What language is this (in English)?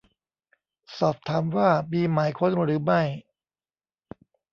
Thai